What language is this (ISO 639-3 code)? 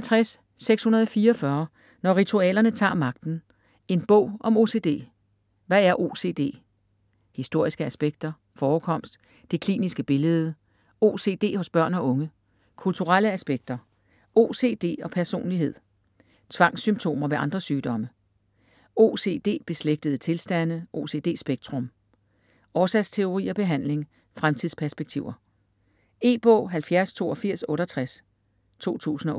dan